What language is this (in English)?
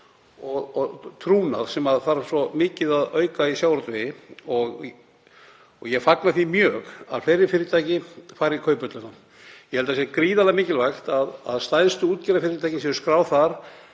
Icelandic